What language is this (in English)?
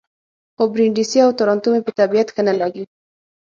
Pashto